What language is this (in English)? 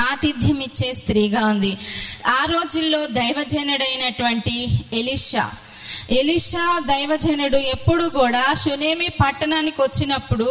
Telugu